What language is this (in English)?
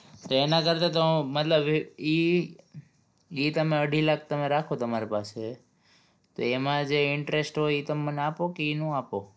Gujarati